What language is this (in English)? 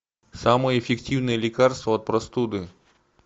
Russian